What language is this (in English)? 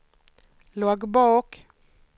Swedish